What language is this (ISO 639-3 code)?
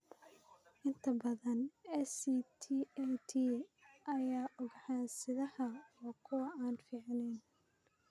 som